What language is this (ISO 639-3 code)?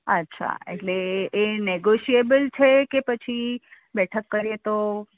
guj